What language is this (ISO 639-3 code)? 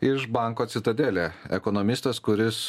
lit